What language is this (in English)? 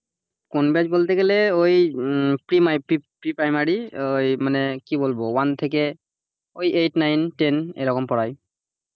Bangla